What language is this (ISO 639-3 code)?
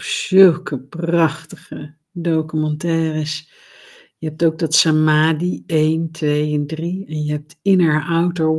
nld